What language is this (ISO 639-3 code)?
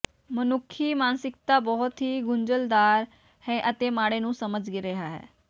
pan